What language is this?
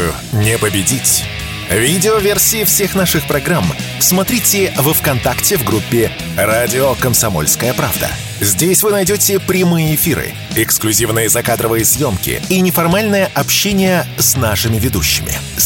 Russian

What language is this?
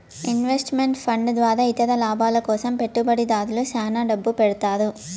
Telugu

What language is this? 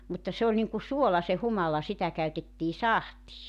Finnish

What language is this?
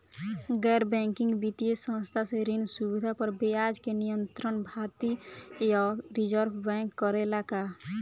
Bhojpuri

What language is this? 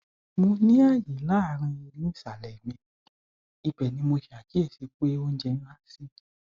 Yoruba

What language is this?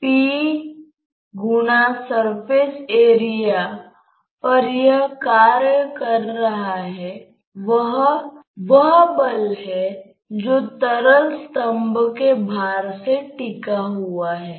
Hindi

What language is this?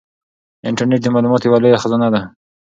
Pashto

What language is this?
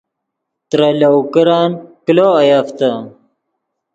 Yidgha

